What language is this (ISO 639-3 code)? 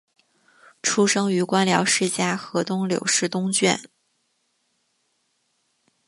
zho